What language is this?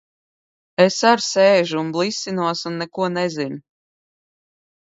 Latvian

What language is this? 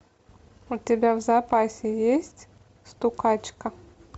Russian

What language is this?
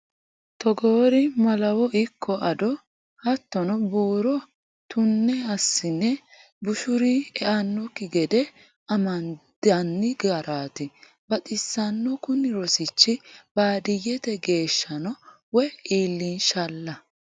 Sidamo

